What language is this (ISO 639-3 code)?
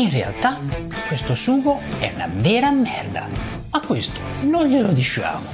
ita